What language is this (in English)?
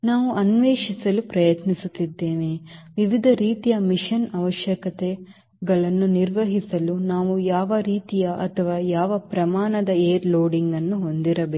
Kannada